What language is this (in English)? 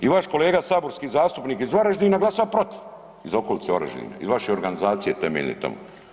Croatian